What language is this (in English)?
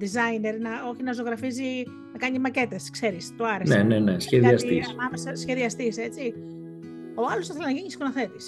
Greek